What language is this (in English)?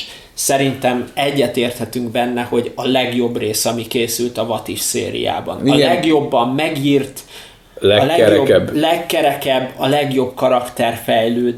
Hungarian